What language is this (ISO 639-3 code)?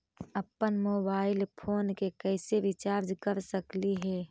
mag